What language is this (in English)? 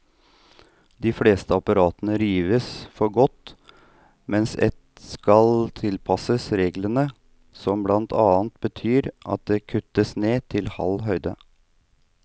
Norwegian